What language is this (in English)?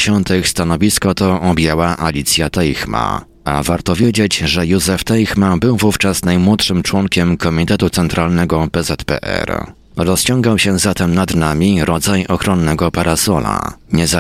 Polish